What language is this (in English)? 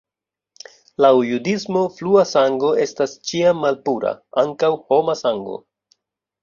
Esperanto